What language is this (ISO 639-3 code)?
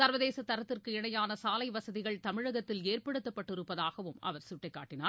tam